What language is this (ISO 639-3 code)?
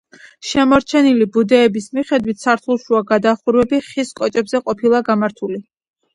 kat